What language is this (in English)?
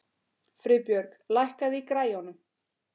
Icelandic